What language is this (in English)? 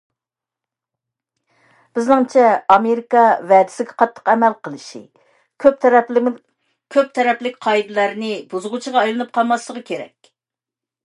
Uyghur